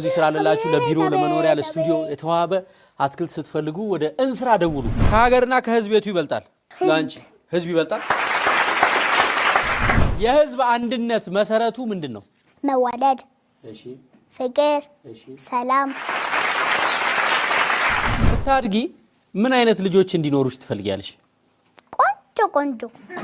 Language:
Amharic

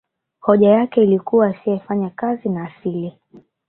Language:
Swahili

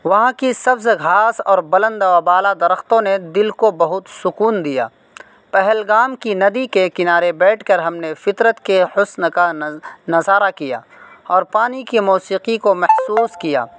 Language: Urdu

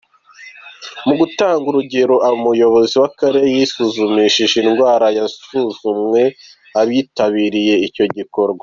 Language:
Kinyarwanda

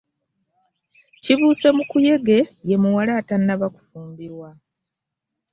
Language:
Ganda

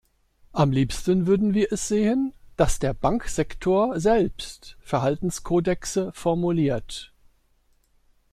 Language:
German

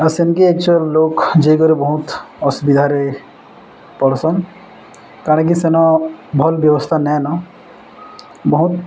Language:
Odia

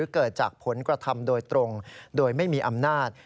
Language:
Thai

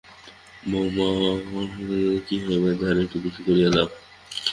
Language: Bangla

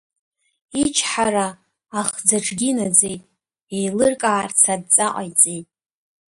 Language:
Abkhazian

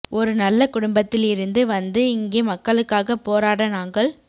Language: Tamil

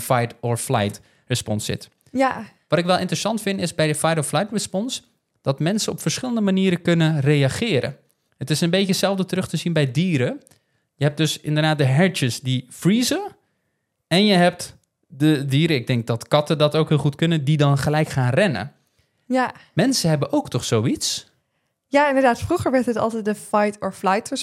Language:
Dutch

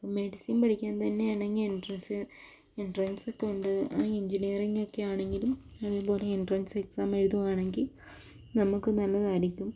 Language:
Malayalam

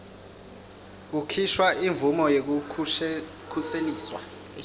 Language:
Swati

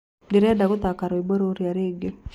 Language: Kikuyu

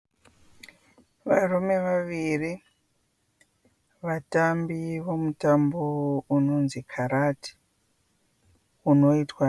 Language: Shona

